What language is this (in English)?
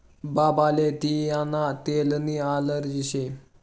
Marathi